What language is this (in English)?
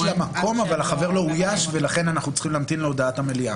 Hebrew